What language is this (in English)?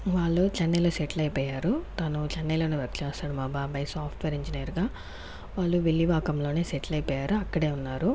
Telugu